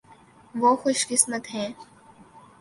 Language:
Urdu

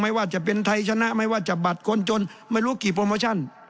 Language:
Thai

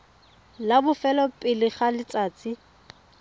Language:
Tswana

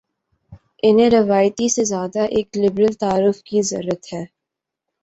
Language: Urdu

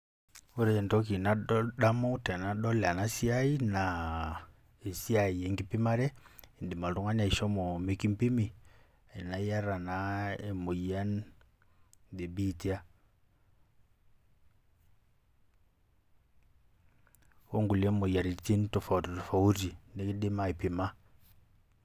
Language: Masai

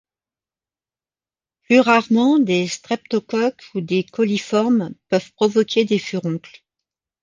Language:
French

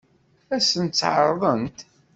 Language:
Kabyle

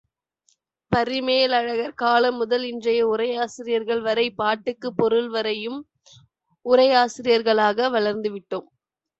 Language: Tamil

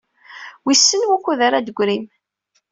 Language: Kabyle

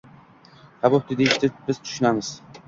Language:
Uzbek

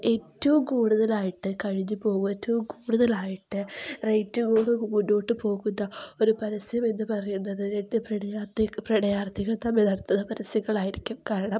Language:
Malayalam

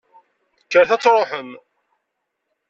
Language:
Kabyle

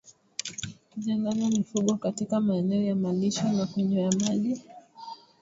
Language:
Swahili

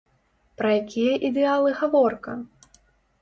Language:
Belarusian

